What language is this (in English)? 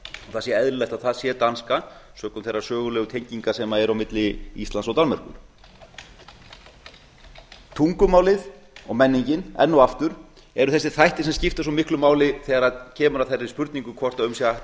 Icelandic